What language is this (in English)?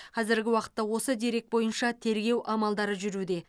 Kazakh